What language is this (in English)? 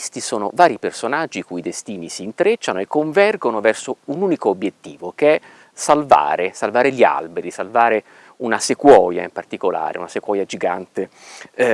Italian